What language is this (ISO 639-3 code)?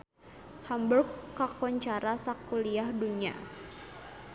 sun